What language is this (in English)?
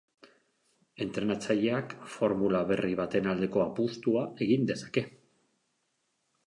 Basque